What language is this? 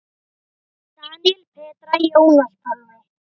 Icelandic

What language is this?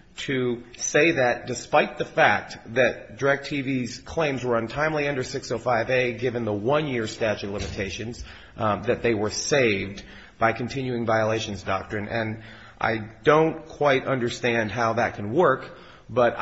English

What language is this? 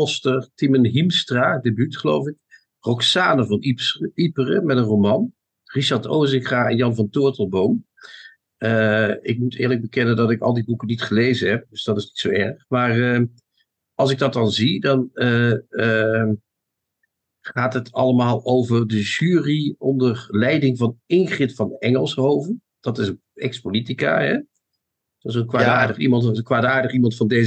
Dutch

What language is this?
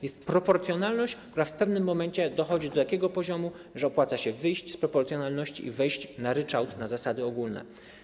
Polish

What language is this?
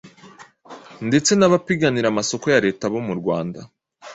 Kinyarwanda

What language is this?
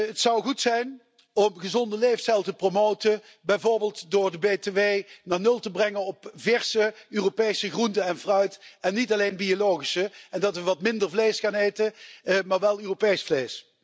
Dutch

